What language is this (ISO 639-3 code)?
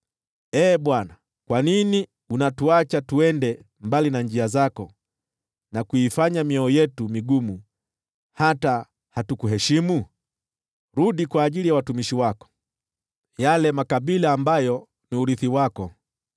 swa